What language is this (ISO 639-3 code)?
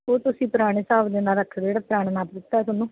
pan